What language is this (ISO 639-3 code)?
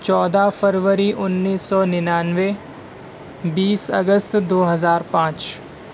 urd